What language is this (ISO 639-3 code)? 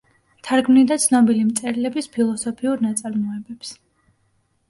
kat